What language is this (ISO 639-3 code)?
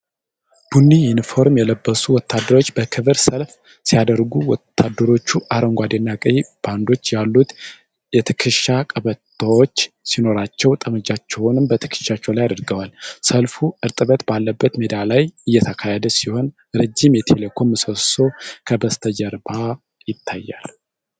amh